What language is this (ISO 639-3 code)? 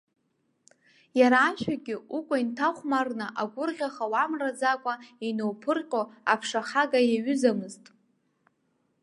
abk